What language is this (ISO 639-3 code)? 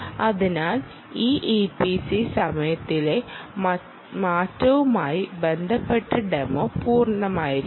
mal